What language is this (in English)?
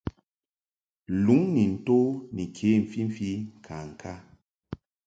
Mungaka